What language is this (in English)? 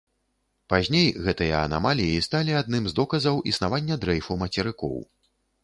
Belarusian